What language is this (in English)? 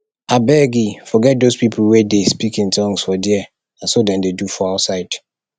Nigerian Pidgin